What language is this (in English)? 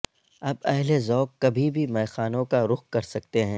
Urdu